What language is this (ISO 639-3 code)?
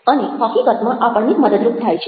guj